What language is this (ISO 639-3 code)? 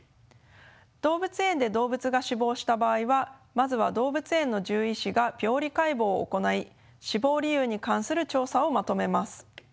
jpn